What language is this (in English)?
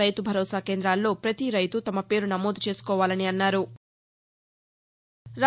Telugu